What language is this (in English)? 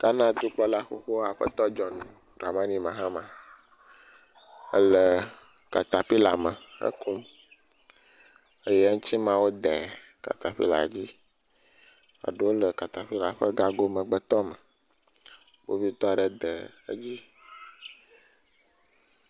Ewe